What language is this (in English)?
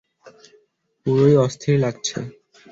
Bangla